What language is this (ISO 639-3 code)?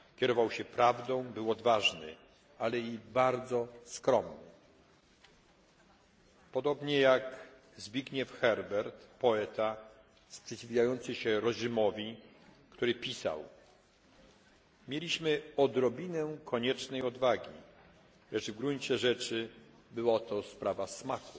pol